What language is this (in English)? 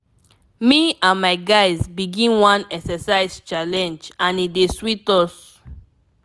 Nigerian Pidgin